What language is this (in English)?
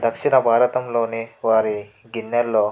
Telugu